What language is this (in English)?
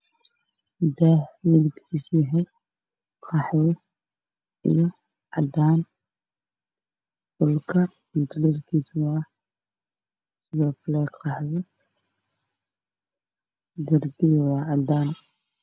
Somali